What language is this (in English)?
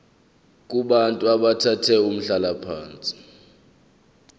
Zulu